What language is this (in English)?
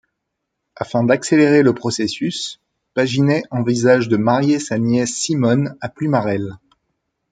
French